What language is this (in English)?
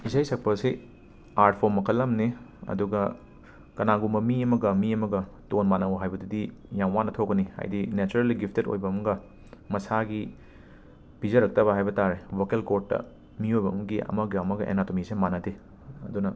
Manipuri